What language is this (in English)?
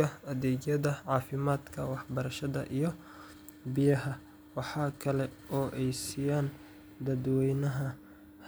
Somali